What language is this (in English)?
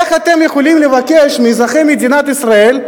Hebrew